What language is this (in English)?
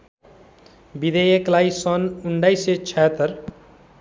Nepali